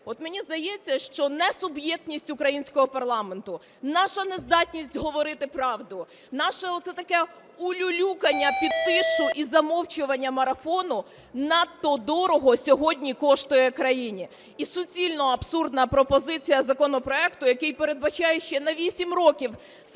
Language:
Ukrainian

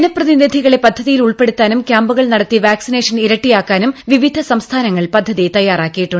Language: Malayalam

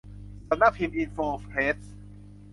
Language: Thai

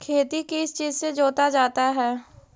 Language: Magahi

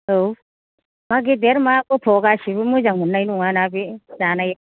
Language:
Bodo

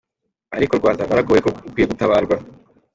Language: Kinyarwanda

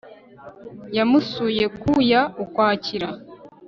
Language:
Kinyarwanda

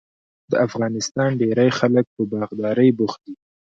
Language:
Pashto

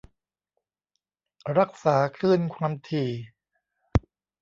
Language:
Thai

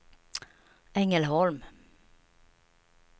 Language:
Swedish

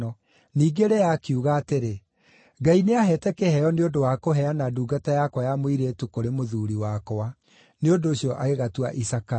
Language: Kikuyu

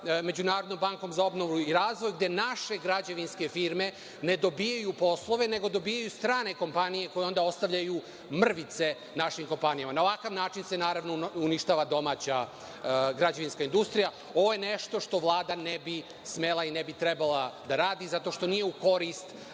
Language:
Serbian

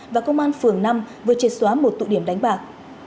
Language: Vietnamese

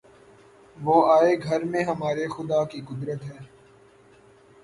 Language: Urdu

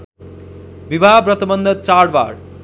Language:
Nepali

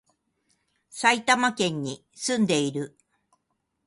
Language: Japanese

